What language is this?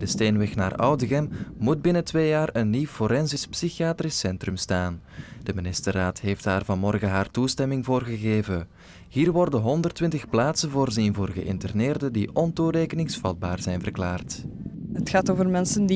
Dutch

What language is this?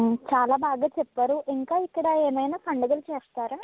Telugu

